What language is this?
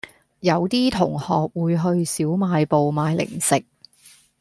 Cantonese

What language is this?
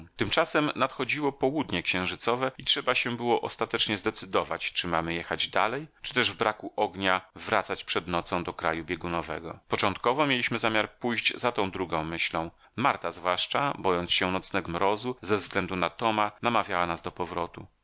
Polish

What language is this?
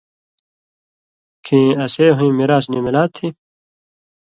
Indus Kohistani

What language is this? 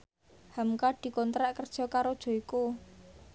Javanese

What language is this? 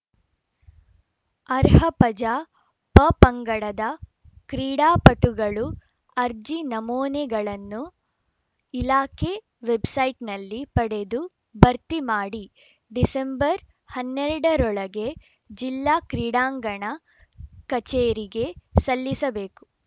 Kannada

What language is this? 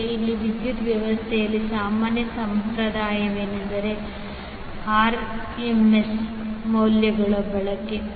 Kannada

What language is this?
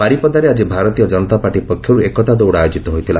Odia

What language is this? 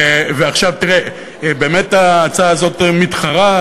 Hebrew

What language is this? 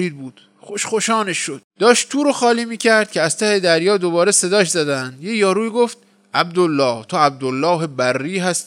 Persian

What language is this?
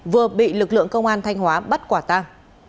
Vietnamese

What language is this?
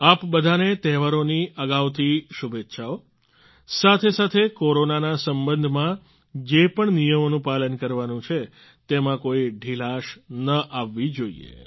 Gujarati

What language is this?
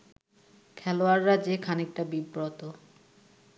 Bangla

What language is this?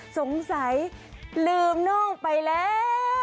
Thai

